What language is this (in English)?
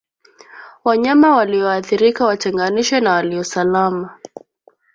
Swahili